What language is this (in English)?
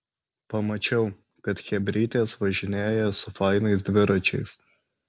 Lithuanian